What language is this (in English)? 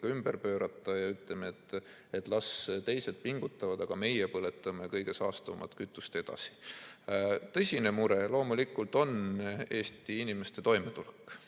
Estonian